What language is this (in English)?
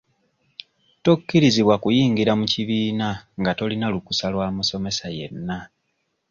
Ganda